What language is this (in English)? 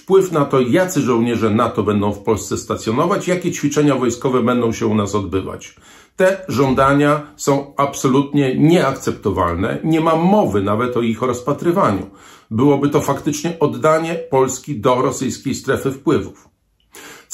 Polish